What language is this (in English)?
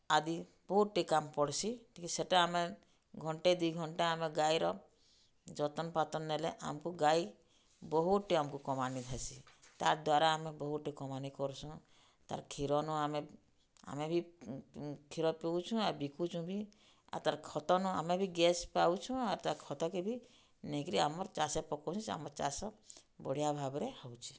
Odia